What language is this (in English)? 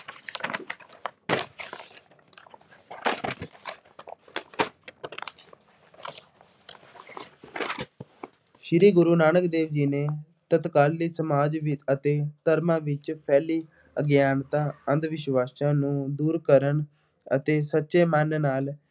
Punjabi